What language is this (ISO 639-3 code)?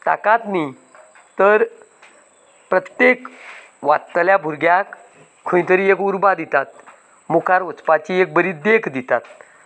kok